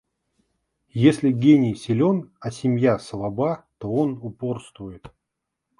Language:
Russian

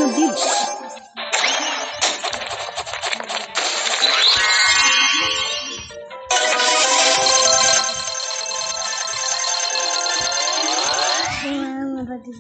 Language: Arabic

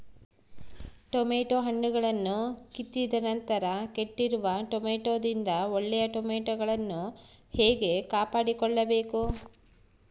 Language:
Kannada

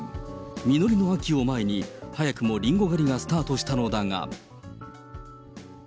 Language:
Japanese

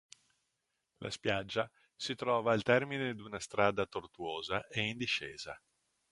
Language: Italian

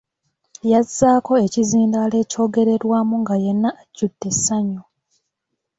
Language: Ganda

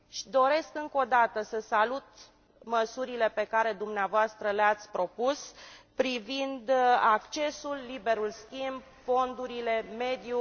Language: Romanian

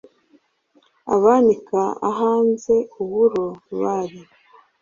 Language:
Kinyarwanda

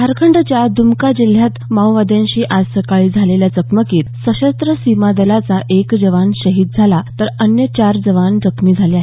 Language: Marathi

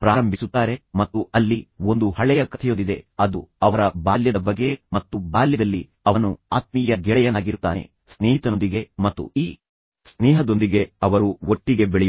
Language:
Kannada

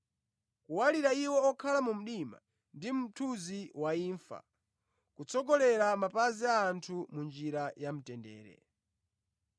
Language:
Nyanja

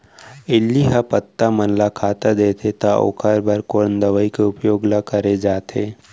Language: Chhattisgarhi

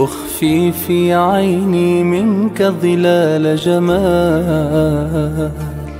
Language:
Arabic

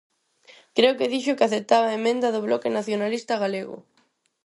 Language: Galician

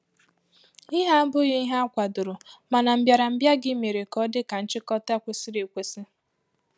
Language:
Igbo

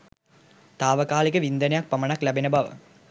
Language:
Sinhala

